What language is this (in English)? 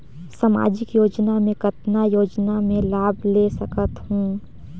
Chhattisgarhi